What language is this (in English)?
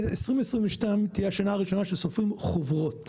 Hebrew